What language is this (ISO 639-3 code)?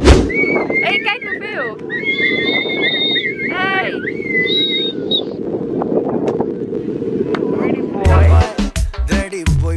nld